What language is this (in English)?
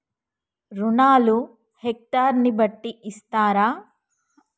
Telugu